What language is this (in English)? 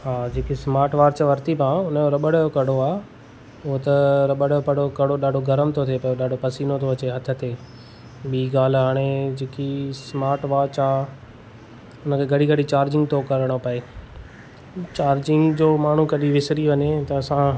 Sindhi